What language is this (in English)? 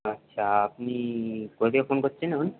Bangla